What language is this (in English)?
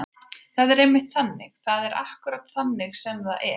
Icelandic